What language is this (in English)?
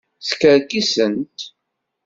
Kabyle